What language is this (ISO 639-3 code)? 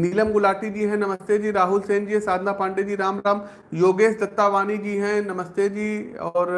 hin